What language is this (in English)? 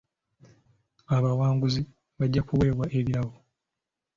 Ganda